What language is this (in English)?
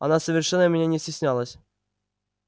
Russian